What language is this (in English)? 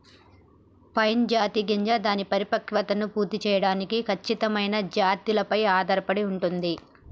Telugu